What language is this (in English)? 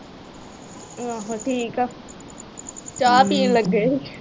Punjabi